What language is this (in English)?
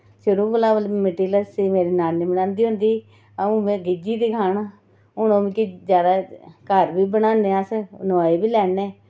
Dogri